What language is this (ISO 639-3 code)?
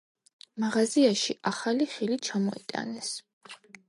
kat